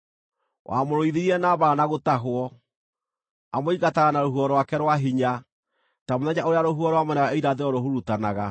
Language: Kikuyu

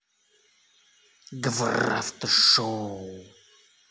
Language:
Russian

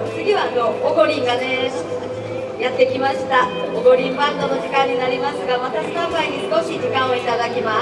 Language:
Japanese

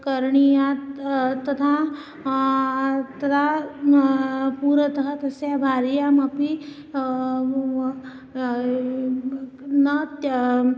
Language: Sanskrit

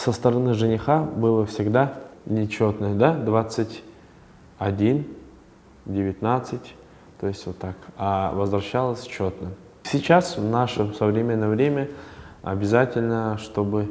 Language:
Russian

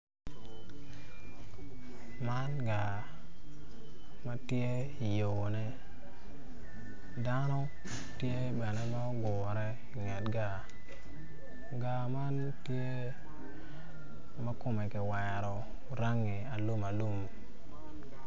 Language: Acoli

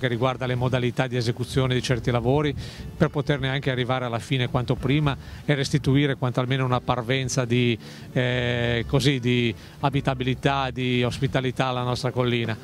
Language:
Italian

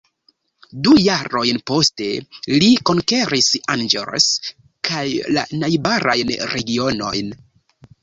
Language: Esperanto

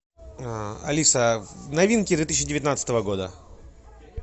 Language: Russian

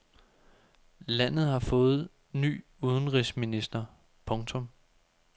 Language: Danish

